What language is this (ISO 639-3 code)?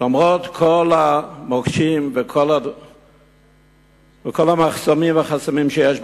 heb